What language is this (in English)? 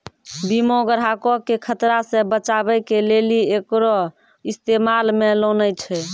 Maithili